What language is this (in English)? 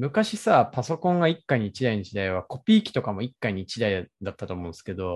Japanese